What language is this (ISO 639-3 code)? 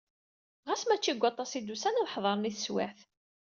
kab